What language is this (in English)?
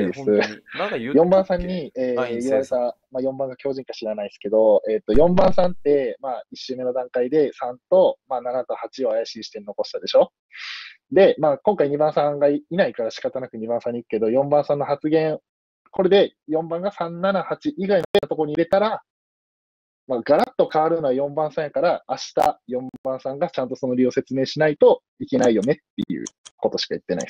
Japanese